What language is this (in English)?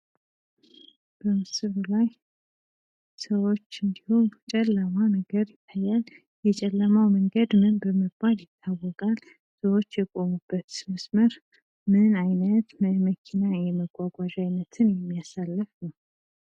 Amharic